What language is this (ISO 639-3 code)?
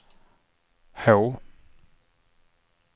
swe